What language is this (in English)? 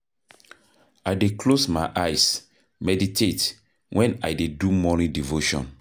Nigerian Pidgin